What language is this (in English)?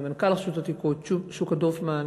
Hebrew